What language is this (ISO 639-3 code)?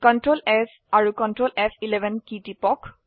asm